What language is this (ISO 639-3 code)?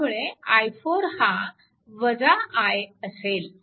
mar